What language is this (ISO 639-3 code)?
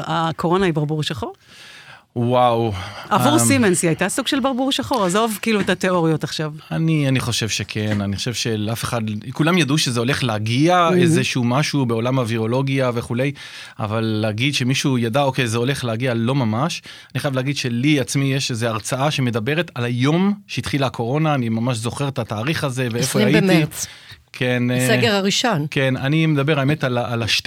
heb